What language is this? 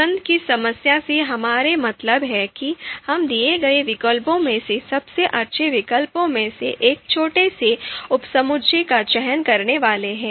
Hindi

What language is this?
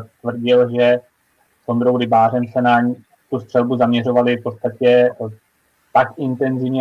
Czech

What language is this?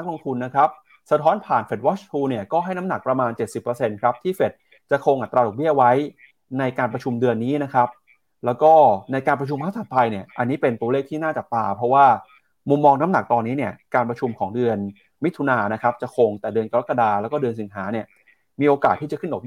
Thai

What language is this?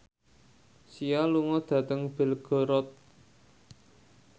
Javanese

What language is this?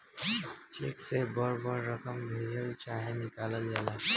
Bhojpuri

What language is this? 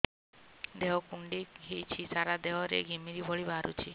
Odia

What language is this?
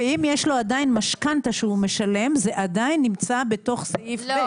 Hebrew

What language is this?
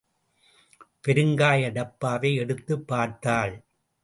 Tamil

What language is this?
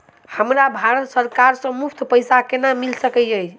Maithili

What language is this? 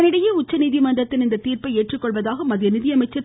Tamil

